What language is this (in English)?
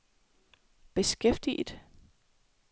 Danish